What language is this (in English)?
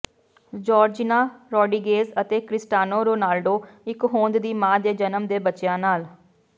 Punjabi